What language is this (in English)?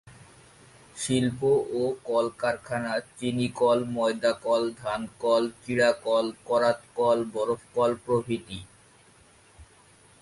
Bangla